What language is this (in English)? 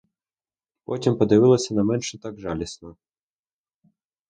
Ukrainian